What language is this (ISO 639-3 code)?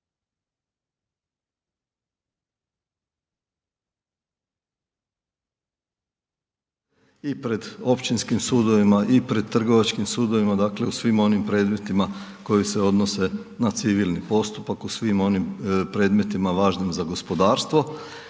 hrv